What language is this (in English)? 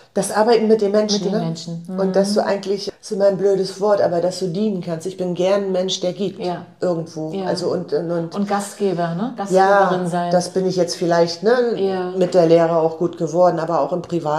German